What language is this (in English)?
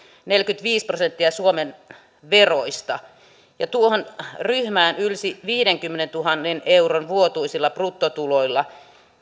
Finnish